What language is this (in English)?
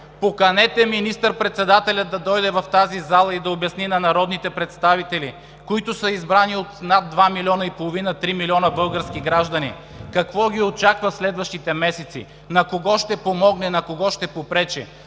Bulgarian